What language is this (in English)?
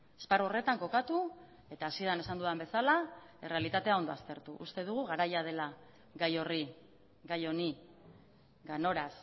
Basque